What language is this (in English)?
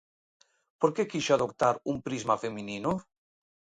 Galician